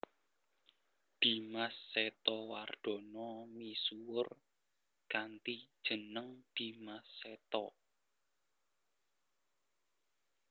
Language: Javanese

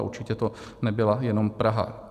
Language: Czech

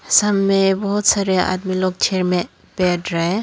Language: Hindi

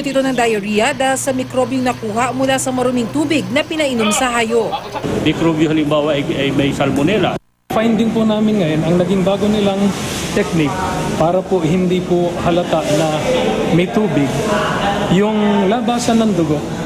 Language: Filipino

